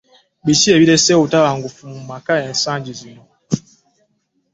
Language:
Ganda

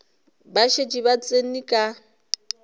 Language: Northern Sotho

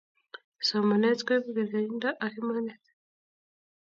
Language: Kalenjin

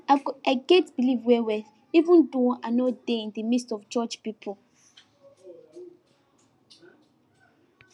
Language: Nigerian Pidgin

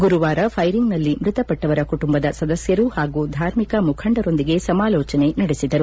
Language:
Kannada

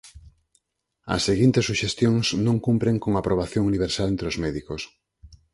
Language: Galician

